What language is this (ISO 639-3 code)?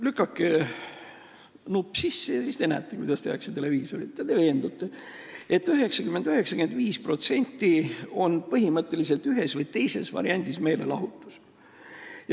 est